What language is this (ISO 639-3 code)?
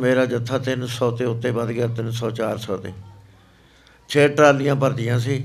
pan